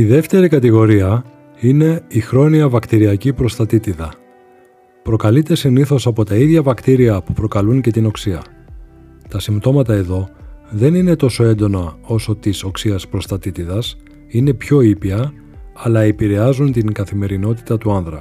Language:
Greek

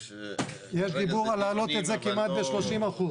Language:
Hebrew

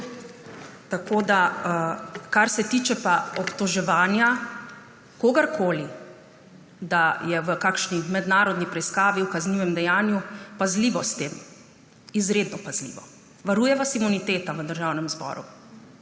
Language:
Slovenian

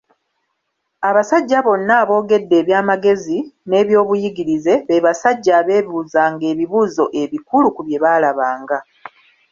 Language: Ganda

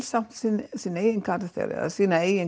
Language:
Icelandic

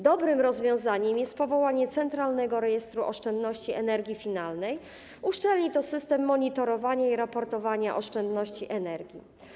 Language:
Polish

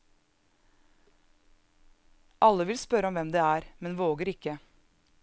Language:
Norwegian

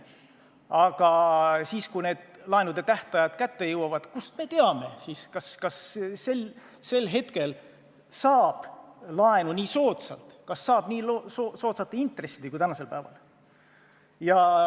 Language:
Estonian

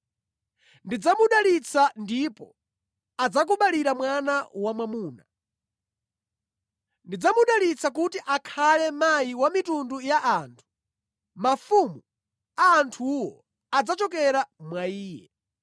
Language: Nyanja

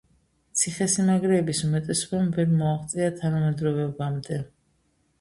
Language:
Georgian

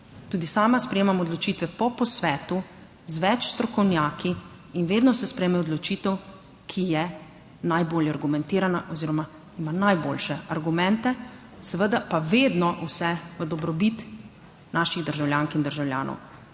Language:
Slovenian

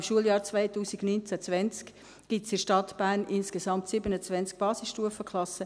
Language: Swiss German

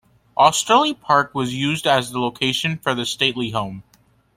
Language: English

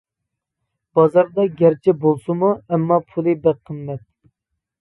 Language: Uyghur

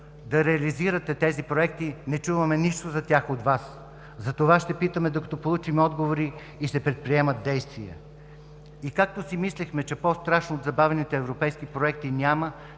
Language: Bulgarian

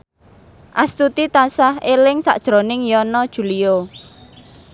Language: Javanese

